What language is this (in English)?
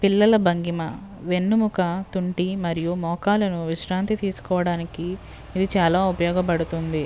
Telugu